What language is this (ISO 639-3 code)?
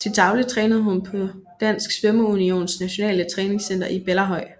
dan